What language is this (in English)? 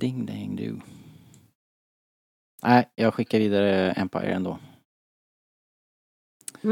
Swedish